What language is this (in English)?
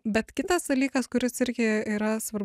Lithuanian